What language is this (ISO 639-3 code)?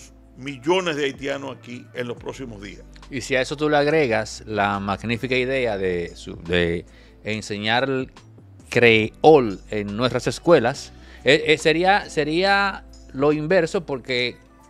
spa